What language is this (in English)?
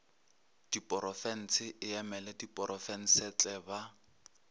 Northern Sotho